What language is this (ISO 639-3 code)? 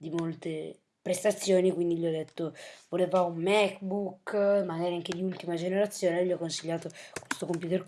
ita